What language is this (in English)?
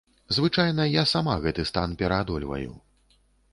Belarusian